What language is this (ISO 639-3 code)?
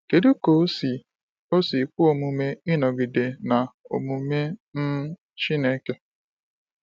ibo